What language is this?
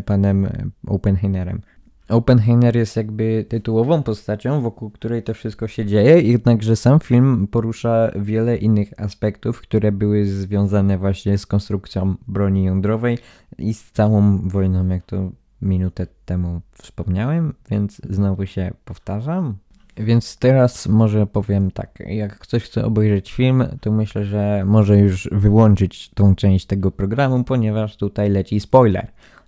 Polish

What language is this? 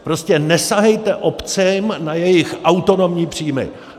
Czech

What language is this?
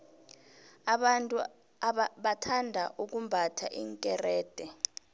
South Ndebele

